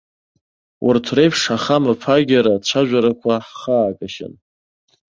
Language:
Abkhazian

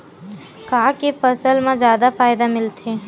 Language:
Chhattisgarhi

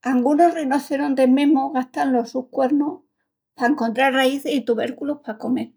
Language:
Extremaduran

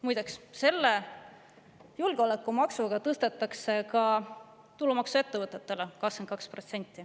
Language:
Estonian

